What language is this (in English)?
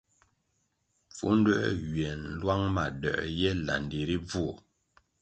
Kwasio